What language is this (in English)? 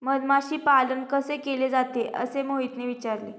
Marathi